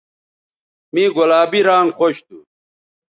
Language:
Bateri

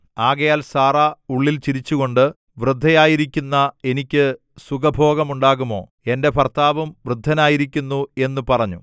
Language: Malayalam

